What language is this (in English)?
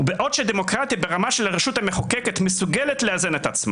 Hebrew